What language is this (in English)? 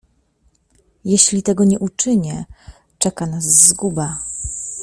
Polish